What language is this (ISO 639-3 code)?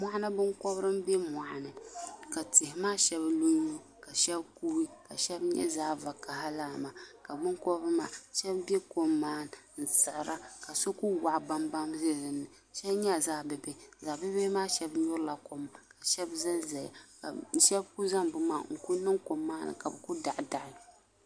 dag